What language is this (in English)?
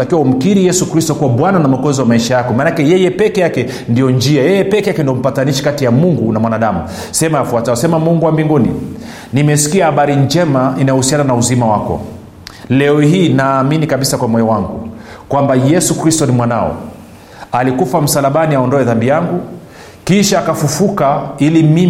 Swahili